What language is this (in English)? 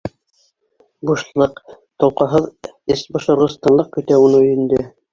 Bashkir